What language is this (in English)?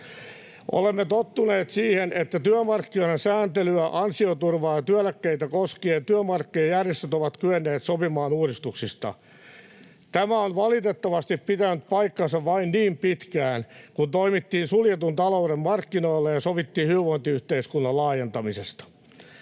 Finnish